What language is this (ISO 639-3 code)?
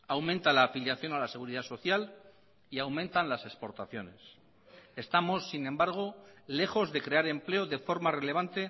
spa